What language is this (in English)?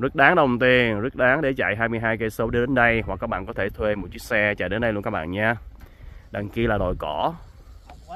Vietnamese